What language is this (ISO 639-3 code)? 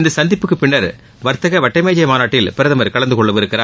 tam